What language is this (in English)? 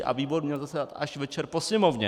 Czech